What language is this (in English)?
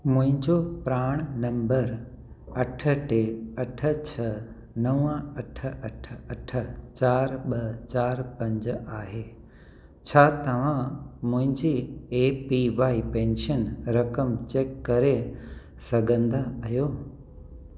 Sindhi